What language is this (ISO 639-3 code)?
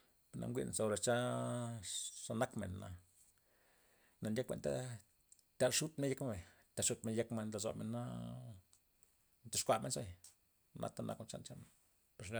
ztp